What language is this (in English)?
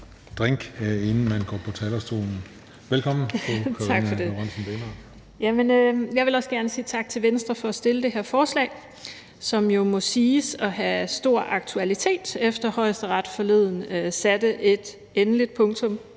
Danish